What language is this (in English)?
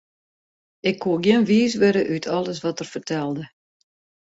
Western Frisian